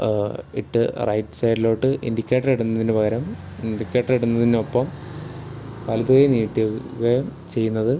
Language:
Malayalam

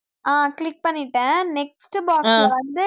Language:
Tamil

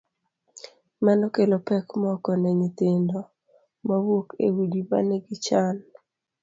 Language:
Luo (Kenya and Tanzania)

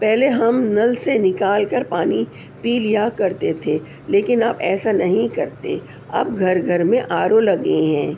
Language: Urdu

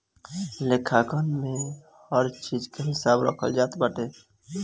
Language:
Bhojpuri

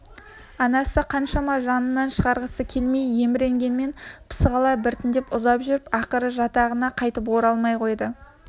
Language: Kazakh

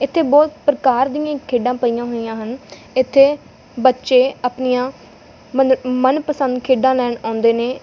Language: Punjabi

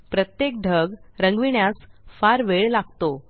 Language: Marathi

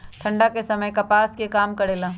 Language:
Magahi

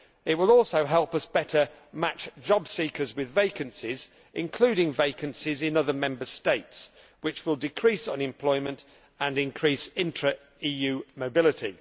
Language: English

